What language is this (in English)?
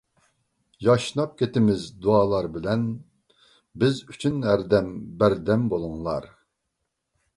Uyghur